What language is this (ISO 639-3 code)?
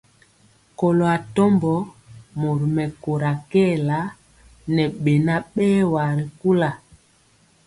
mcx